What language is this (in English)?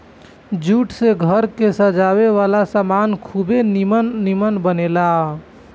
Bhojpuri